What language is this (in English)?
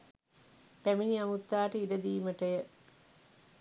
Sinhala